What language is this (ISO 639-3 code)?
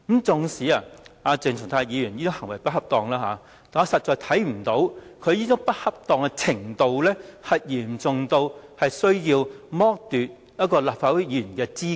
yue